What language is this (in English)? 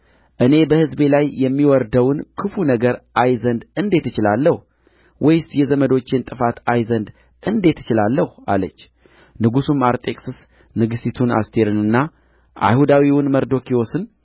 Amharic